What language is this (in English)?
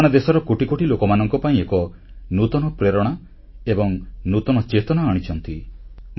Odia